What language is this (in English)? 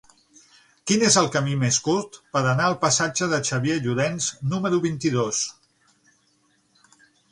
Catalan